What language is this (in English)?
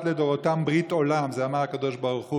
Hebrew